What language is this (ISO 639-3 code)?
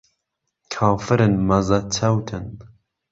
ckb